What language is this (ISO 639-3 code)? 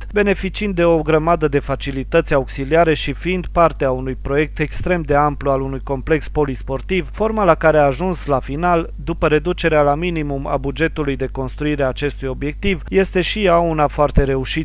ron